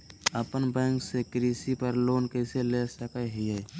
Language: Magahi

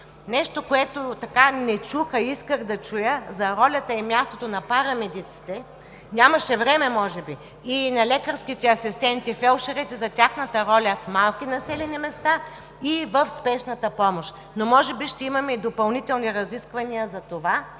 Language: Bulgarian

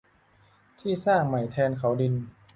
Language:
Thai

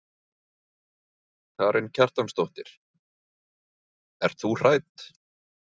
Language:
Icelandic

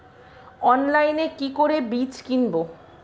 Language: Bangla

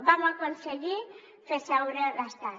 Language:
Catalan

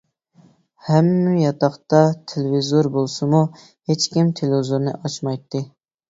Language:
Uyghur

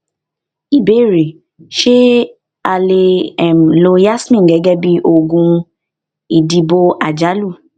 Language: Yoruba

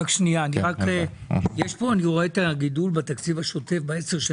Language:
Hebrew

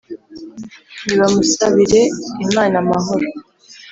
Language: Kinyarwanda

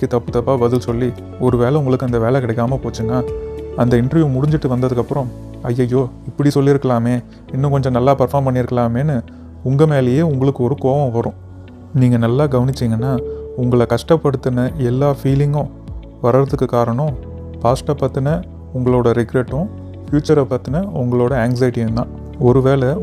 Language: Dutch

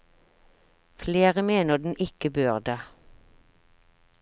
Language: Norwegian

